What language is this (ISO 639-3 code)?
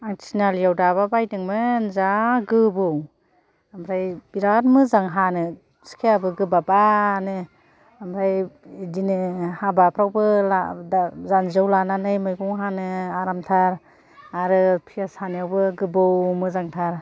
brx